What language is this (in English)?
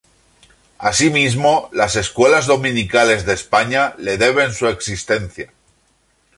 Spanish